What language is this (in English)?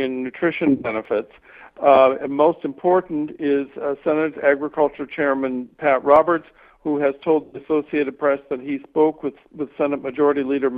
English